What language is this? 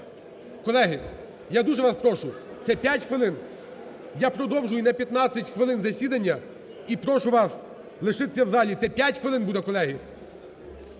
Ukrainian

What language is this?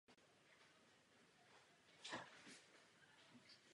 Czech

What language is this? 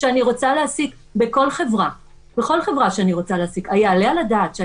Hebrew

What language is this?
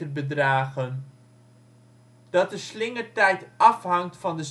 Dutch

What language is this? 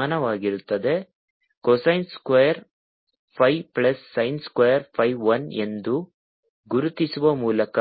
Kannada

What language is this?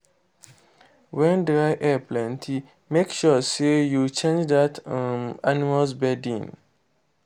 Nigerian Pidgin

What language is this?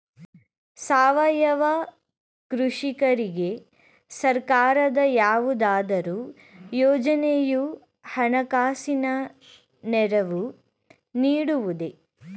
Kannada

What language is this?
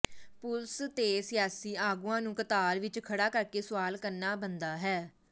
Punjabi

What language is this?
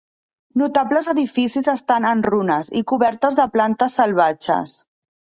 Catalan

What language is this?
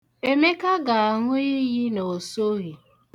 Igbo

